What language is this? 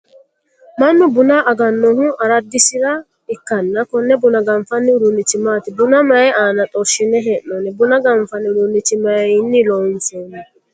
Sidamo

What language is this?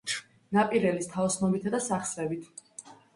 Georgian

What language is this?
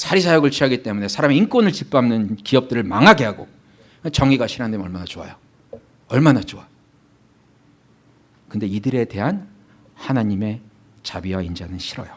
Korean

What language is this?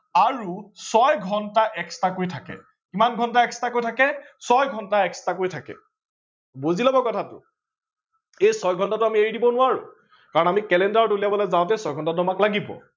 Assamese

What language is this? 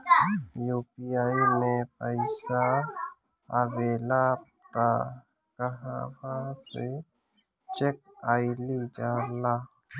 Bhojpuri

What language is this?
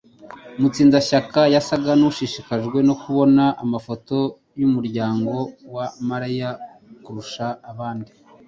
Kinyarwanda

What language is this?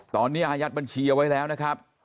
Thai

